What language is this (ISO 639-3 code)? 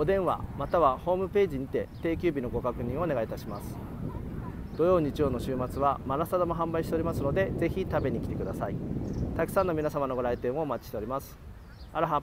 jpn